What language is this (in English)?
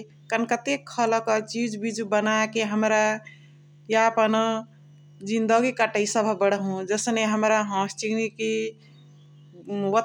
Chitwania Tharu